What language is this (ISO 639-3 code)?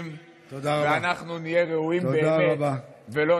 heb